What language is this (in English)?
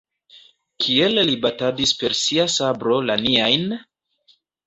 Esperanto